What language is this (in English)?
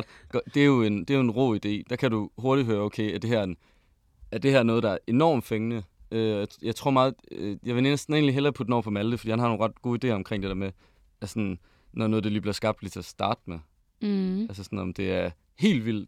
Danish